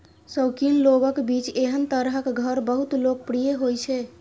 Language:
Maithili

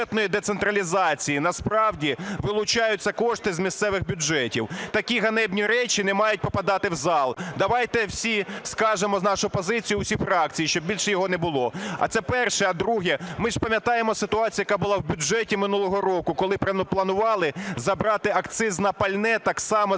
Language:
Ukrainian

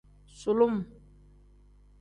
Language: Tem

